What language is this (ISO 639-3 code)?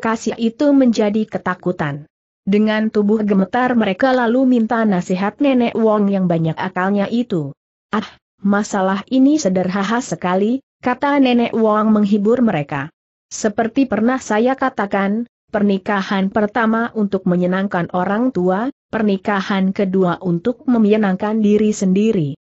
ind